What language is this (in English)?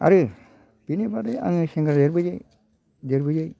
Bodo